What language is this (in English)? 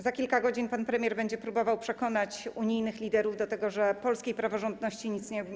Polish